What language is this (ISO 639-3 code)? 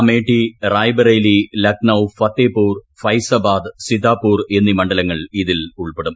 mal